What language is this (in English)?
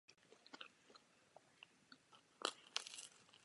Czech